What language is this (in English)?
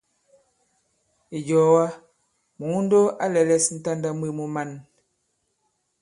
Bankon